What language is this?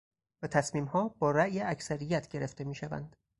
Persian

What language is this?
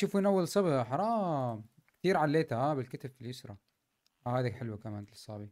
Arabic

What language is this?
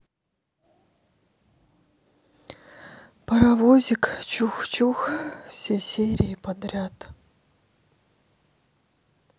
Russian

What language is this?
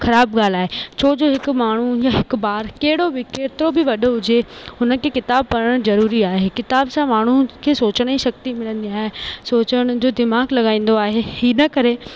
Sindhi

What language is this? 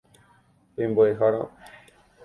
Guarani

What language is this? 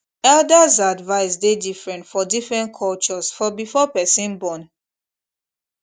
Nigerian Pidgin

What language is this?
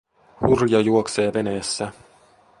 Finnish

